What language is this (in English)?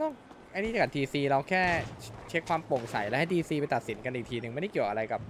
Thai